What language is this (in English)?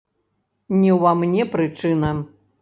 Belarusian